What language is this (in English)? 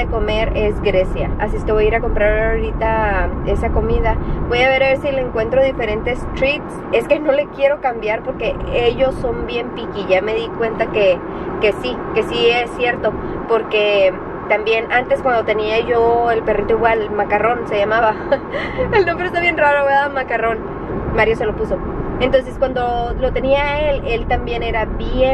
Spanish